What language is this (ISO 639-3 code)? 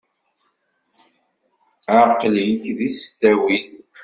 kab